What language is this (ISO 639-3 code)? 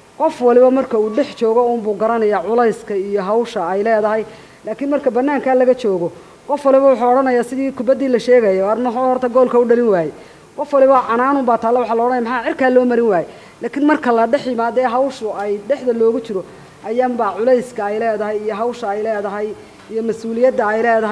ara